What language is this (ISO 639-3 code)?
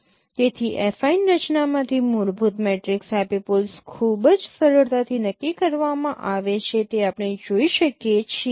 guj